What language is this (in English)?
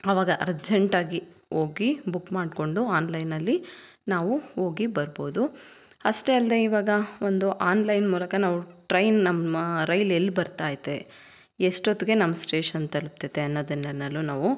Kannada